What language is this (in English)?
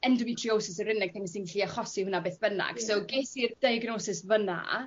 Welsh